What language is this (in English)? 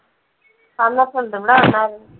Malayalam